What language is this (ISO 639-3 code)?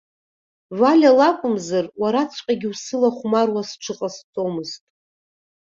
abk